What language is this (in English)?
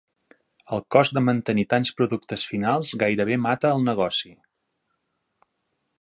Catalan